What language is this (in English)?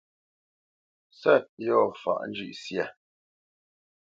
Bamenyam